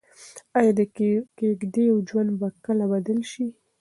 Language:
Pashto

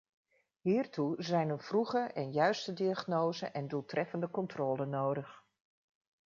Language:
Dutch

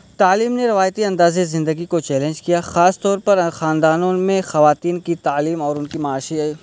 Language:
Urdu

